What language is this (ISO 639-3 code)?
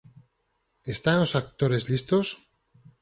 glg